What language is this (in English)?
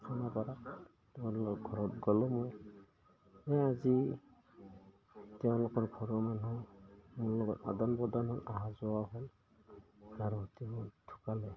Assamese